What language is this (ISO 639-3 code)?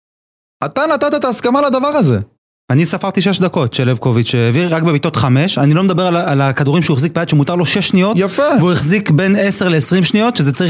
heb